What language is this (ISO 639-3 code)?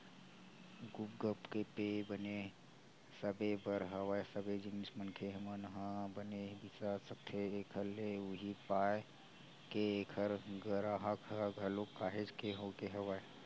hne